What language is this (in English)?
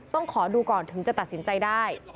Thai